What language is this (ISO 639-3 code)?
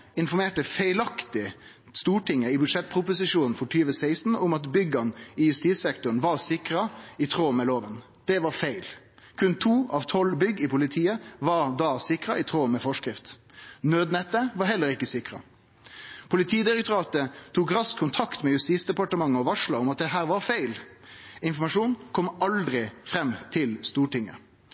nno